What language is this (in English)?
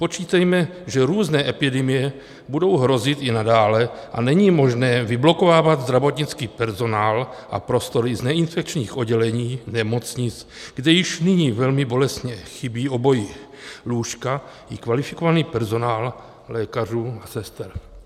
Czech